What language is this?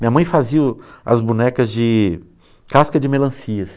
Portuguese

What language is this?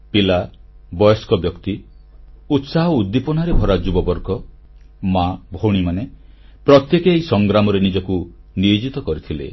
Odia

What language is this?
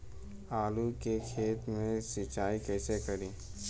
Bhojpuri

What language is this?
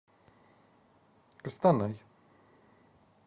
Russian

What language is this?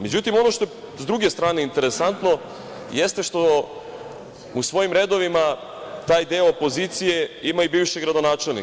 Serbian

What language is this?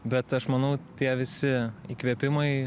Lithuanian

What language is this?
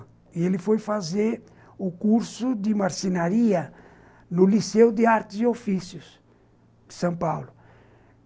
Portuguese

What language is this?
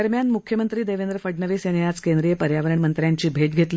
Marathi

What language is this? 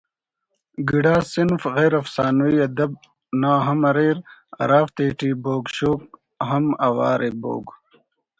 Brahui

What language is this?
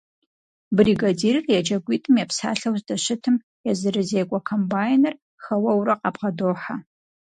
Kabardian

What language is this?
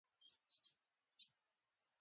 Pashto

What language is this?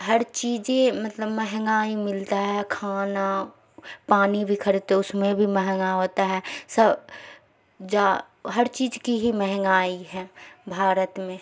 Urdu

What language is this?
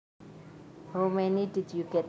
Javanese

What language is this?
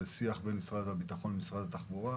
Hebrew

